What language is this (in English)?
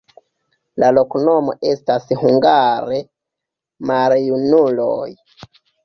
Esperanto